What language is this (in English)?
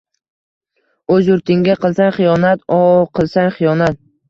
Uzbek